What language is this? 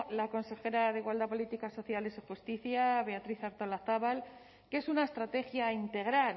Spanish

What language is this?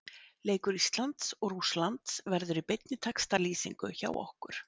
Icelandic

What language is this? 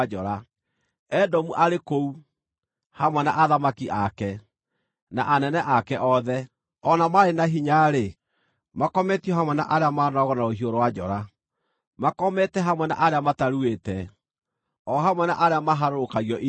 Kikuyu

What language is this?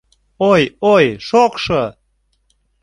Mari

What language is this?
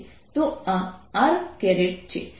Gujarati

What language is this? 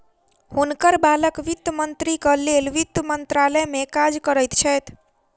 Maithili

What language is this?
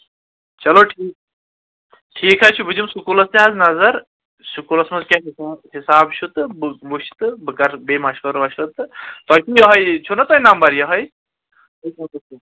Kashmiri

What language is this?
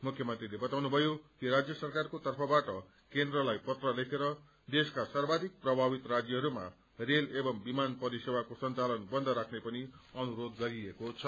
Nepali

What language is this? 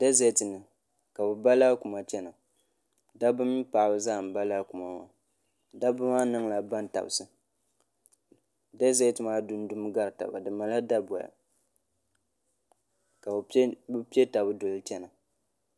Dagbani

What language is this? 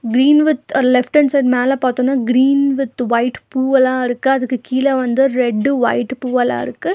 Tamil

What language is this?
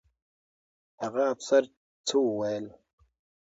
Pashto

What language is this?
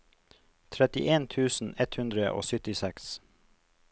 Norwegian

